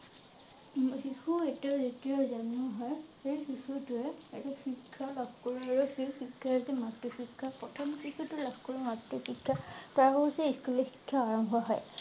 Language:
Assamese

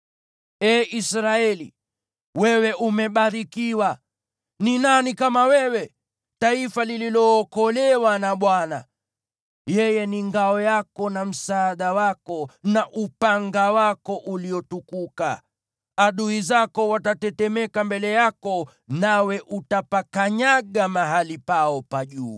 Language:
Swahili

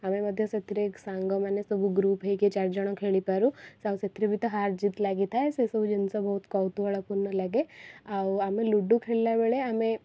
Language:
Odia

